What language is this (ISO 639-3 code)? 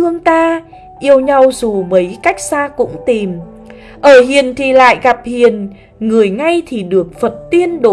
vie